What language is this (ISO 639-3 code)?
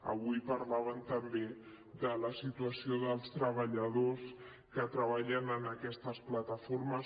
cat